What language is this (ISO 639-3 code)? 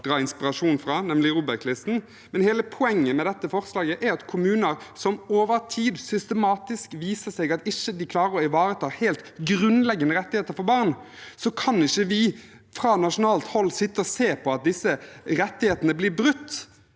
nor